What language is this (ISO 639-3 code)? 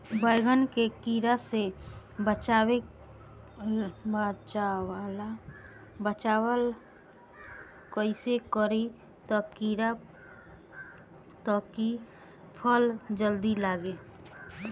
bho